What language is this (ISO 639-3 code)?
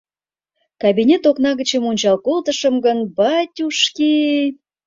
chm